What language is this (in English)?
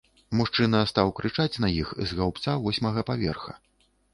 Belarusian